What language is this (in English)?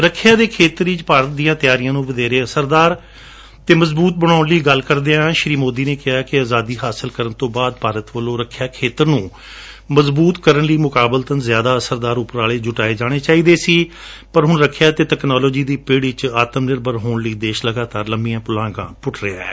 Punjabi